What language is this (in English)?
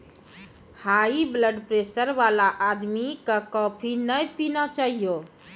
Maithili